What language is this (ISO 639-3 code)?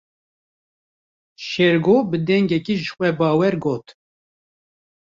kur